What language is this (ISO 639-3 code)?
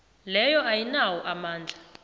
nbl